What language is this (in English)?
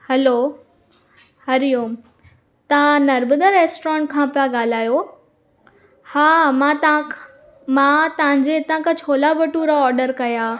Sindhi